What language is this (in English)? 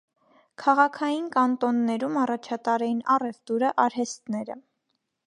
Armenian